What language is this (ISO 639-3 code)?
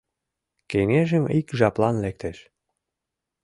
chm